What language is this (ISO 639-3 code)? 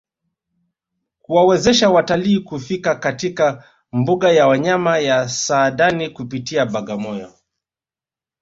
swa